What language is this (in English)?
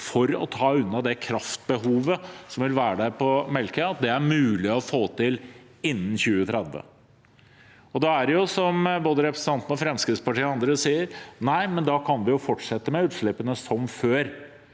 Norwegian